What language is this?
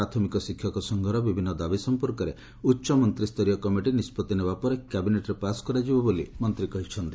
Odia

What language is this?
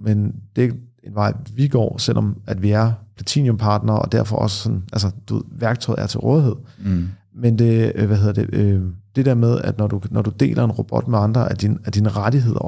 Danish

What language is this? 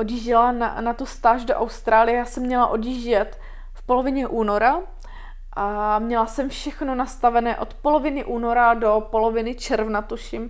Czech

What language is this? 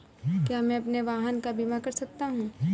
Hindi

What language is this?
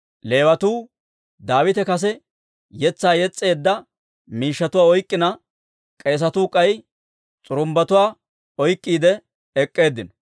Dawro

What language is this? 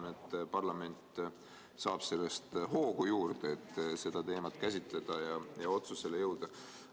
Estonian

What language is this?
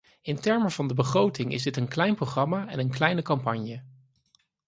Dutch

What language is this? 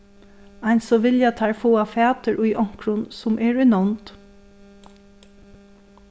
Faroese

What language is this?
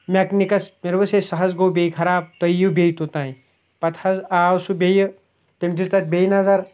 Kashmiri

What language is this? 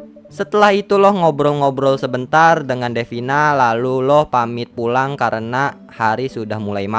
Indonesian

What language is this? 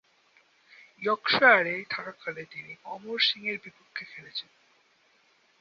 Bangla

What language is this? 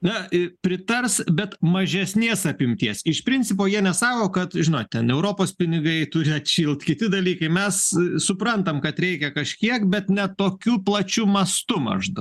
Lithuanian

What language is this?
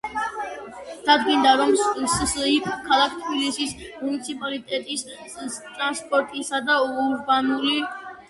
Georgian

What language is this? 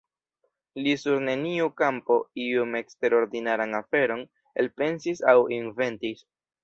Esperanto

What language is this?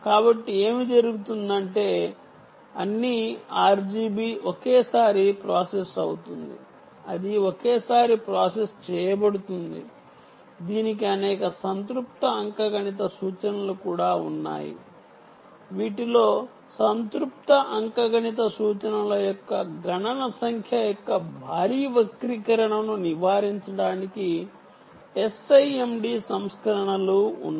Telugu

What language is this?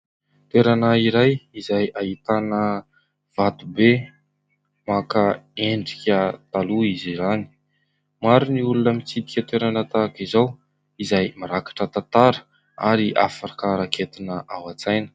Malagasy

